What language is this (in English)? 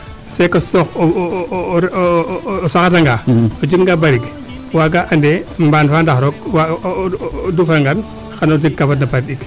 Serer